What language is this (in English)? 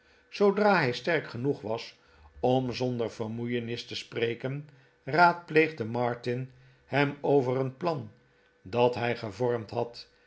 Dutch